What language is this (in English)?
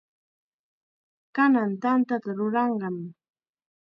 Chiquián Ancash Quechua